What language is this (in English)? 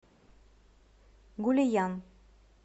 Russian